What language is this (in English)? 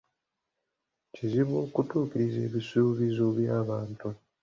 Ganda